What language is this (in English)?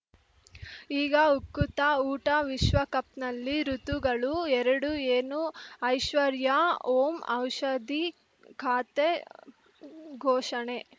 Kannada